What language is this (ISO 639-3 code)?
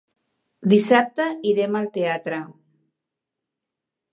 cat